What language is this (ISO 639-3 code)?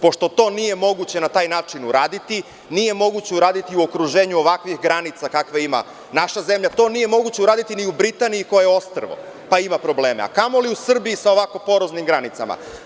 srp